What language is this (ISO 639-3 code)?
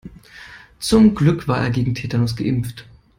deu